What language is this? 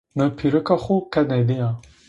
Zaza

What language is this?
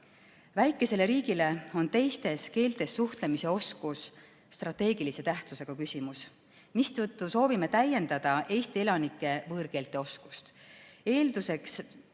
Estonian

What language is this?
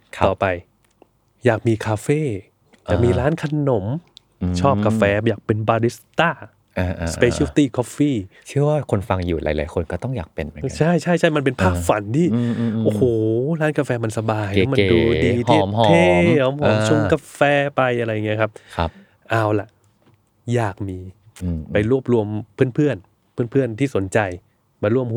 Thai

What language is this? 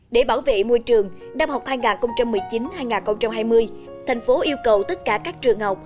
Vietnamese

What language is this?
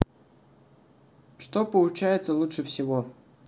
Russian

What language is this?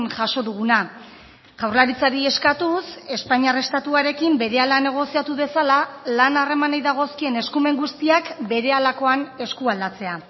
Basque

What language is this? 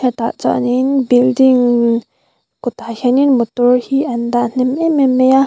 Mizo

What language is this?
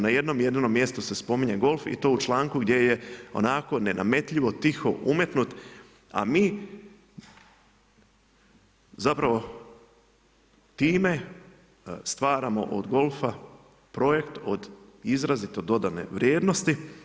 Croatian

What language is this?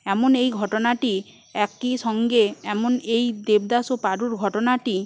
Bangla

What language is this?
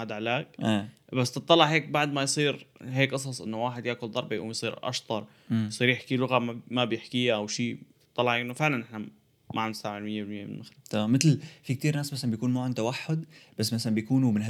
Arabic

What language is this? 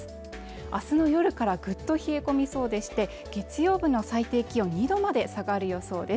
Japanese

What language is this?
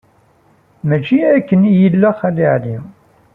Kabyle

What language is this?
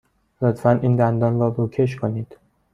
Persian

